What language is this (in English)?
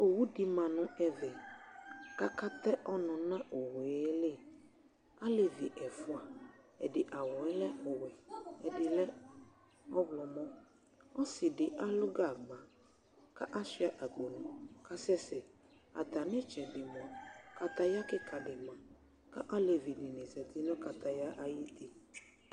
Ikposo